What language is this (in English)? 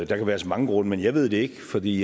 Danish